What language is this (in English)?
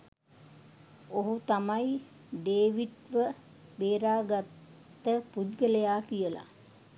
Sinhala